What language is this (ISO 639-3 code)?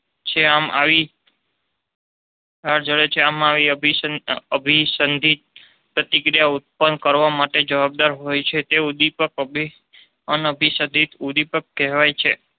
guj